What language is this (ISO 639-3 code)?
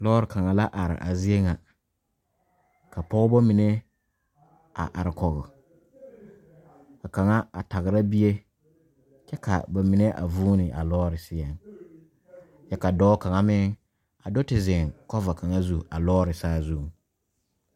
dga